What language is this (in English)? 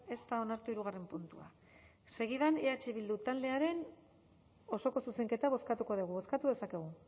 Basque